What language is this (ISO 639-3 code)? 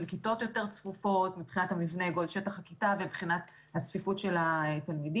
heb